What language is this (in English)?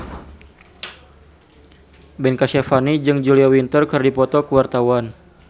Sundanese